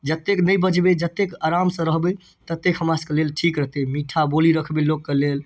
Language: Maithili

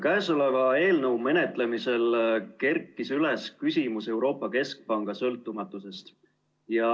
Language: Estonian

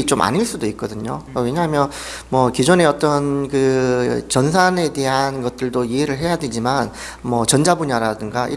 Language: Korean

